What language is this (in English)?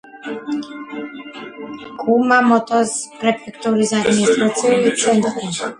Georgian